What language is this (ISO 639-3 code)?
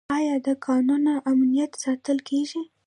pus